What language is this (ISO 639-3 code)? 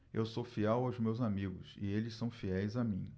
por